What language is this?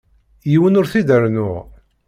Kabyle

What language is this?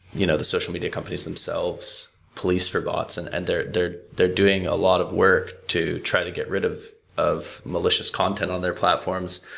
English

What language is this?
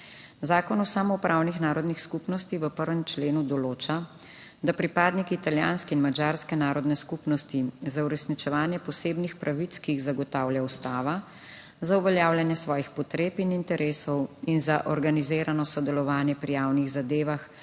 Slovenian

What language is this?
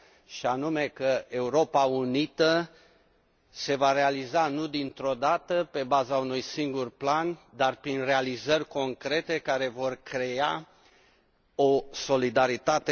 Romanian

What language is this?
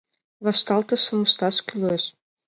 Mari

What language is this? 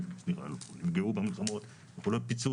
Hebrew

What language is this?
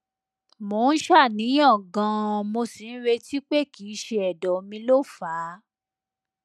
Yoruba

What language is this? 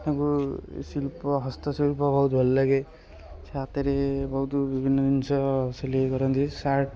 Odia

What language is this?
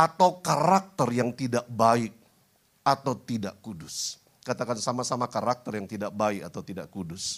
Indonesian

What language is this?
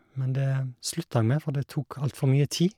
Norwegian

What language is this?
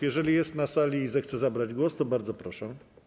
Polish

